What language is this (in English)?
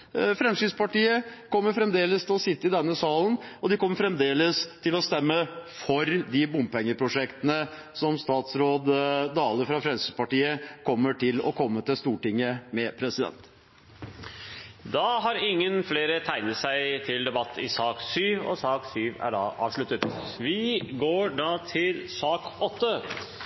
Norwegian Bokmål